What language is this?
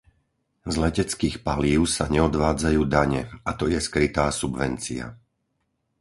Slovak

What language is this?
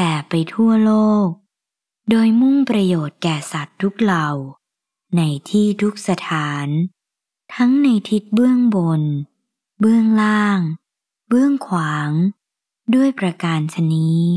Thai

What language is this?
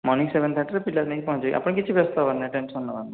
Odia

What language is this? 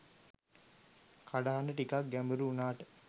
Sinhala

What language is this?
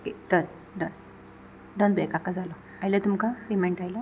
Konkani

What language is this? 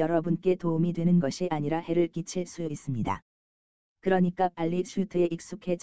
Korean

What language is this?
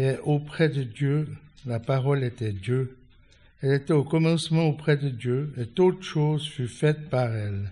French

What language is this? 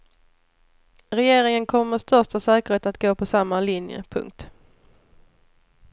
Swedish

